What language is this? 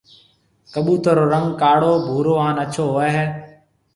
Marwari (Pakistan)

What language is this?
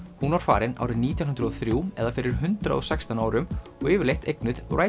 Icelandic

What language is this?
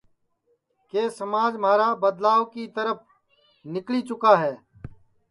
Sansi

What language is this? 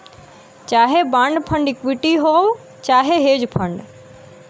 Bhojpuri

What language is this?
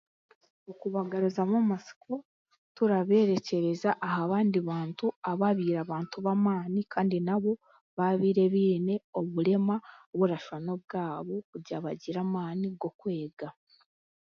Chiga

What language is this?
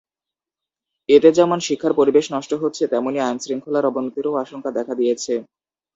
Bangla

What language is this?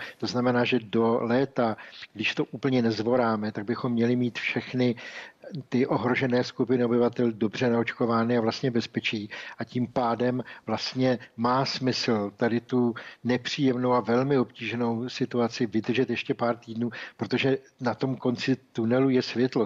Czech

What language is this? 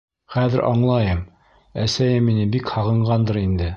Bashkir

